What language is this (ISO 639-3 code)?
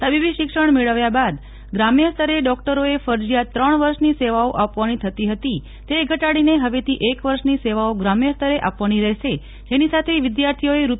guj